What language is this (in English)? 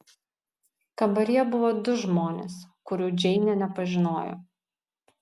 Lithuanian